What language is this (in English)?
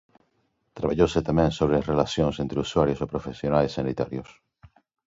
Galician